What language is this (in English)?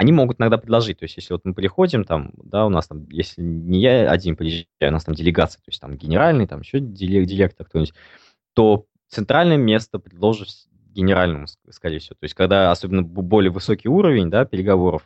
Russian